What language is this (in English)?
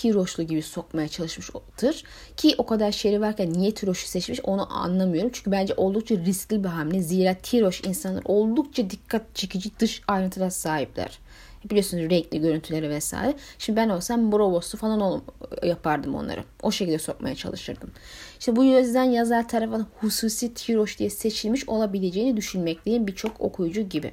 Turkish